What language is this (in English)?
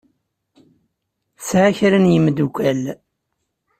Kabyle